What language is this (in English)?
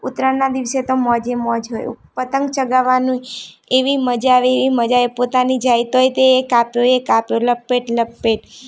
Gujarati